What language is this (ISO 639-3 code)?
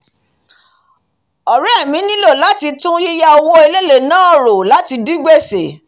yor